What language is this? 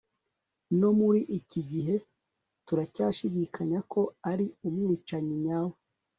Kinyarwanda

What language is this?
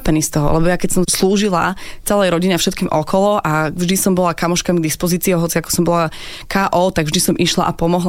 Slovak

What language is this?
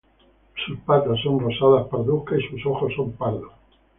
Spanish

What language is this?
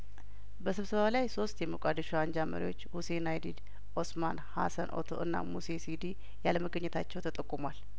Amharic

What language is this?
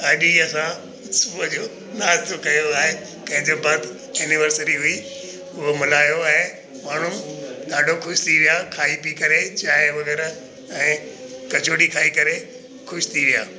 Sindhi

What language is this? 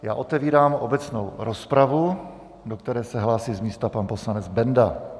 Czech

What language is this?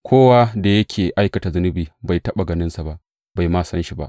Hausa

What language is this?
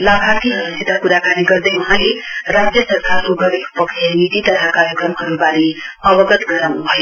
Nepali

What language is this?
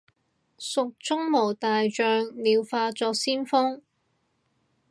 Cantonese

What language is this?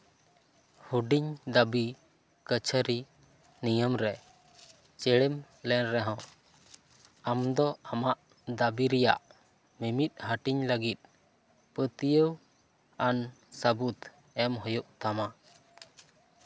Santali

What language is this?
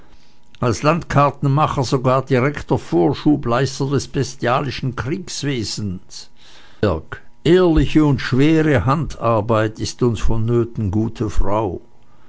German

